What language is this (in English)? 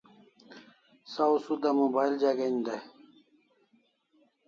Kalasha